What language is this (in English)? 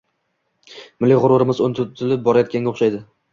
Uzbek